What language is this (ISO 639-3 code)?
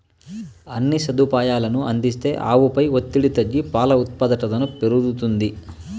tel